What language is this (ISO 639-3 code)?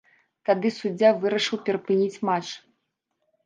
bel